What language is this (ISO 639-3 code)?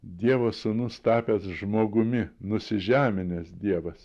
lit